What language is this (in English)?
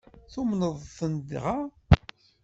Kabyle